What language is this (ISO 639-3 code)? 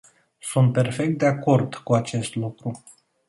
ron